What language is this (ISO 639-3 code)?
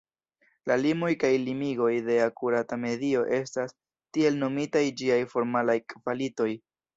epo